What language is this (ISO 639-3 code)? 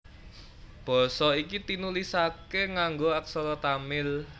jav